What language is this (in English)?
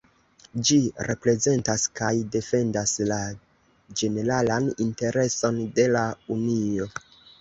Esperanto